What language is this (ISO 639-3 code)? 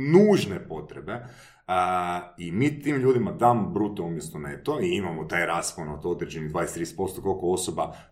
hrv